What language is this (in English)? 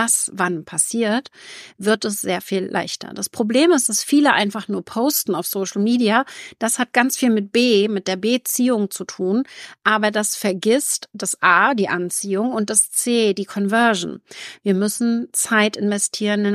German